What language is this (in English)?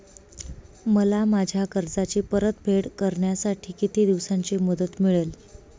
Marathi